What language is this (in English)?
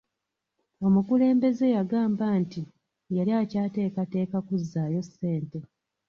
Ganda